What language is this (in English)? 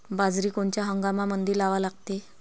Marathi